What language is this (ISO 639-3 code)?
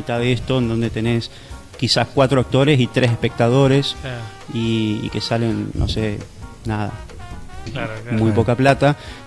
spa